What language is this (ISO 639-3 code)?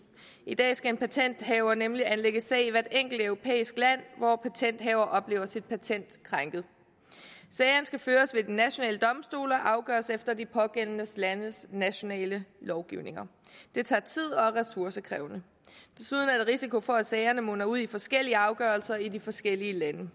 dan